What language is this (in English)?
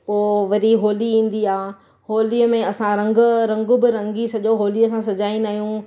Sindhi